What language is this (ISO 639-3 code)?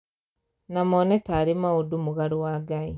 kik